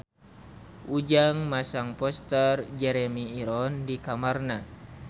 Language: Sundanese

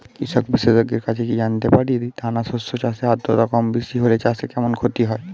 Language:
Bangla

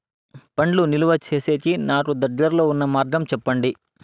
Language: Telugu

